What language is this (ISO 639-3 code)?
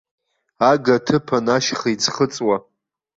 abk